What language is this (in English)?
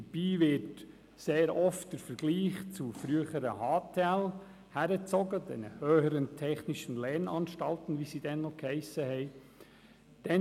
Swiss German